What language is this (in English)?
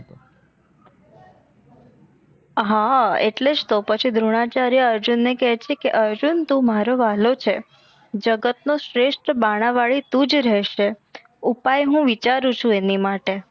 Gujarati